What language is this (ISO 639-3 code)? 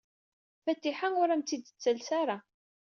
kab